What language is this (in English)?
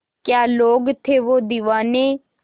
Hindi